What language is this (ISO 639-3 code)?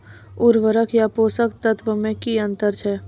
mai